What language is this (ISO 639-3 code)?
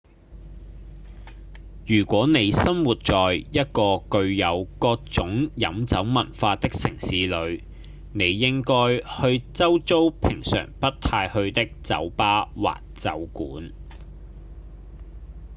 yue